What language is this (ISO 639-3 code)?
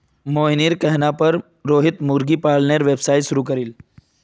mag